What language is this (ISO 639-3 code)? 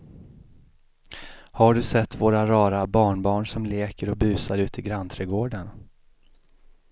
swe